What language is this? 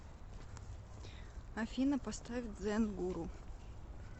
Russian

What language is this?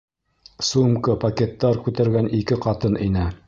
Bashkir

